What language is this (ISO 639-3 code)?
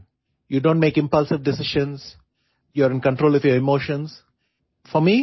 ori